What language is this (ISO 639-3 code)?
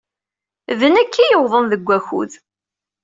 kab